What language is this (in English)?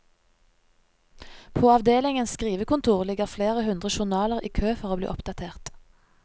Norwegian